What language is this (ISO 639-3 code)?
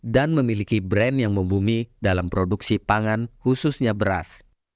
ind